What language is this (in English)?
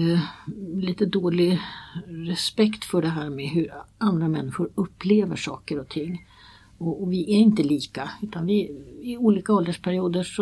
Swedish